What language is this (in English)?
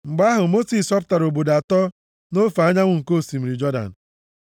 Igbo